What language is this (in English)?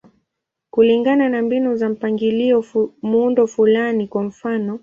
Swahili